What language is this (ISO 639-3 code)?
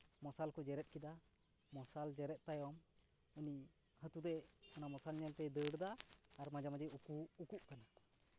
sat